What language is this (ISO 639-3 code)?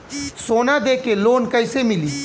bho